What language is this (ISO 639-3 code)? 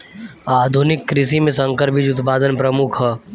bho